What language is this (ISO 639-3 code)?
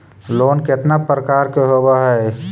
mag